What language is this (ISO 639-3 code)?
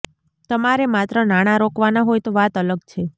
guj